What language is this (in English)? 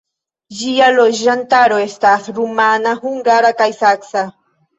Esperanto